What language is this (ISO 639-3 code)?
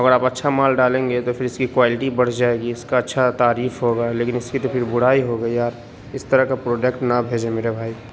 urd